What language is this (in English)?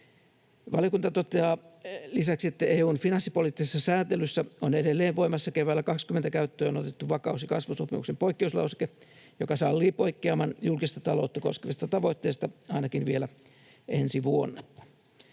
Finnish